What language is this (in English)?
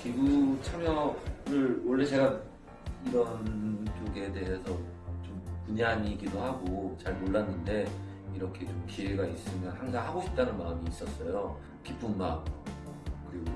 Korean